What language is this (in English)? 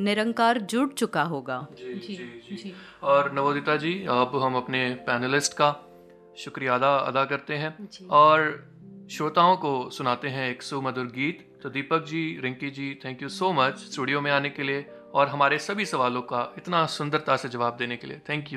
Hindi